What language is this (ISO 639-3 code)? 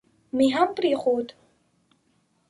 pus